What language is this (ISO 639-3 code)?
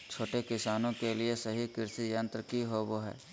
mag